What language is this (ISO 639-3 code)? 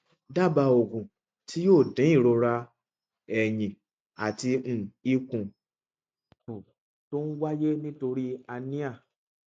yor